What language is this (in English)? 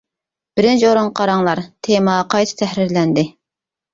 Uyghur